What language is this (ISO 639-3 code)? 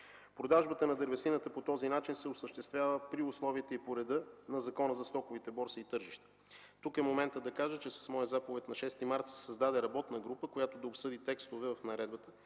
bul